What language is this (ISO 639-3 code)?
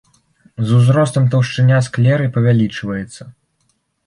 bel